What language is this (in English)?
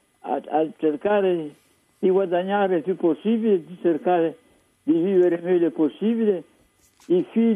Italian